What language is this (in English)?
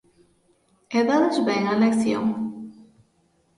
Galician